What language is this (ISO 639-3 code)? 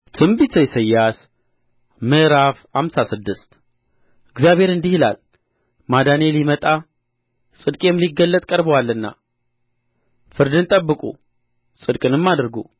amh